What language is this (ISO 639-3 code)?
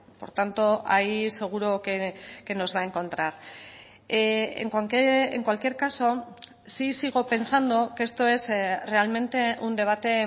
spa